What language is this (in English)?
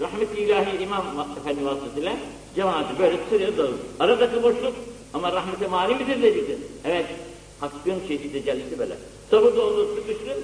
Turkish